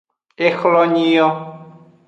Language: Aja (Benin)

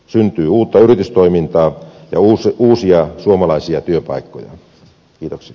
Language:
Finnish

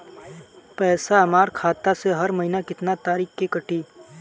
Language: Bhojpuri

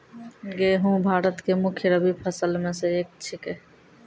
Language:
Maithili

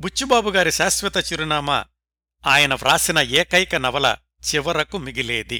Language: Telugu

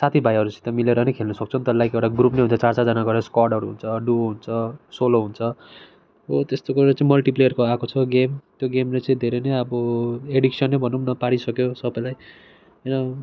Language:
Nepali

